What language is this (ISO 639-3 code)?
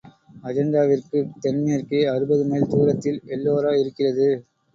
tam